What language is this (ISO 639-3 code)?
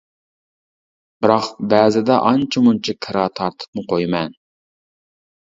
uig